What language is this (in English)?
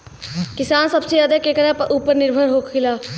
Bhojpuri